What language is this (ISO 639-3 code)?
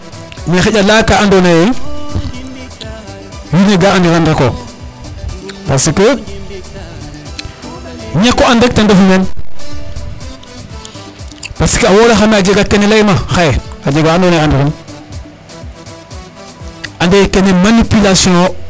srr